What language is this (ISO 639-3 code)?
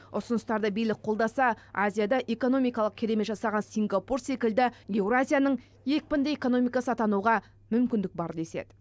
kaz